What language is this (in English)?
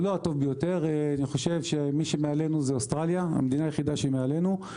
Hebrew